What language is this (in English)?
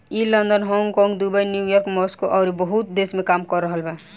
Bhojpuri